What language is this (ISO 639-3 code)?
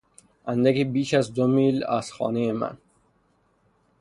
fas